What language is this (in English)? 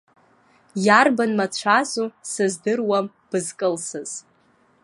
Abkhazian